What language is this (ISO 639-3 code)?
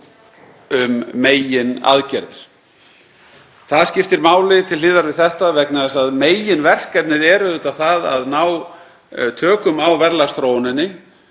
isl